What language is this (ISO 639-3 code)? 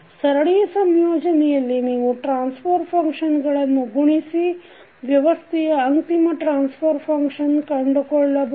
kan